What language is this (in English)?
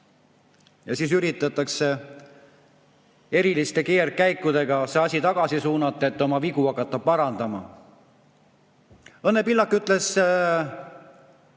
Estonian